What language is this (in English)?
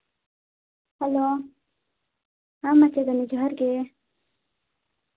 Santali